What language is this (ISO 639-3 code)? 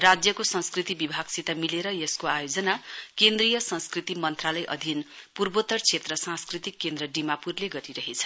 nep